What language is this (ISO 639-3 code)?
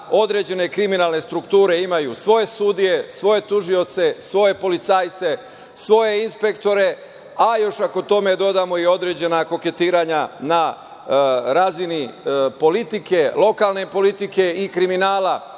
srp